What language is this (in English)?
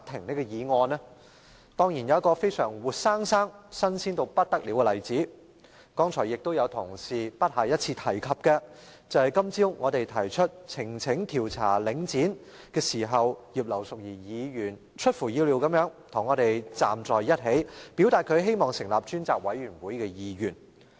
Cantonese